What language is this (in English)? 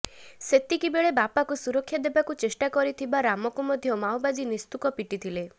Odia